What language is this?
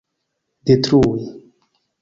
Esperanto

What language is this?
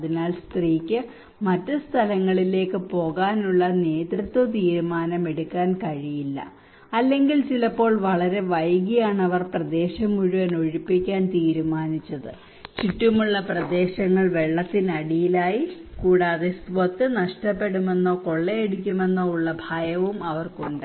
Malayalam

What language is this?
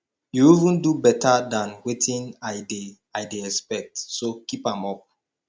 Nigerian Pidgin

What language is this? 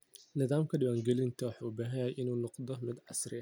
Somali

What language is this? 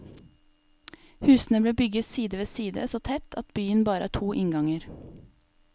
Norwegian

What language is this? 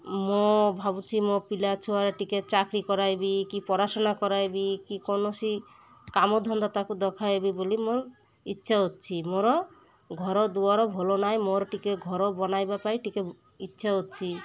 Odia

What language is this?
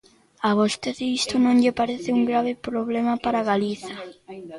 Galician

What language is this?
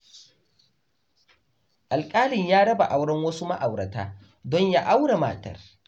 Hausa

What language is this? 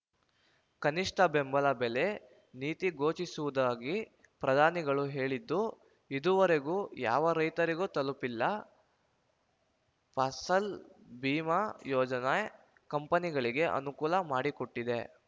Kannada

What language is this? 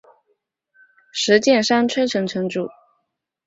Chinese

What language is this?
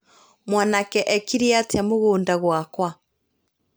Kikuyu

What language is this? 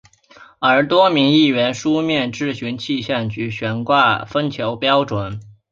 Chinese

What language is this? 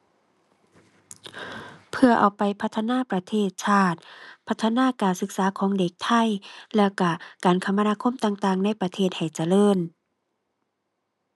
Thai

